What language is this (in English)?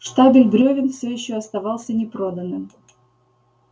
Russian